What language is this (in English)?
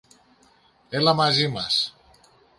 Greek